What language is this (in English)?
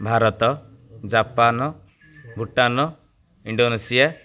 Odia